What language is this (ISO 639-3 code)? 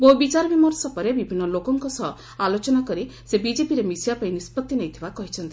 ori